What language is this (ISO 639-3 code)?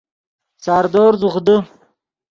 ydg